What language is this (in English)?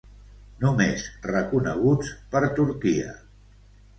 Catalan